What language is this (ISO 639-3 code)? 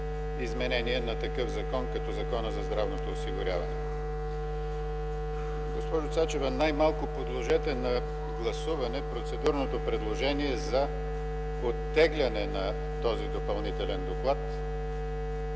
bul